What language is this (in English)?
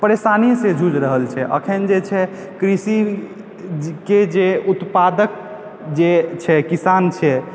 Maithili